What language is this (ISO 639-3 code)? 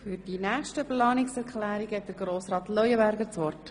gsw